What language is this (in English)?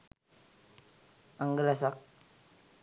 Sinhala